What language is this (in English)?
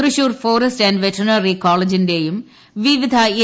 Malayalam